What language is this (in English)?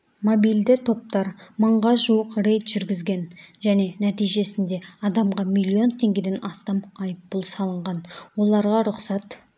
Kazakh